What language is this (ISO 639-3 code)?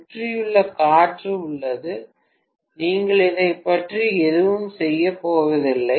tam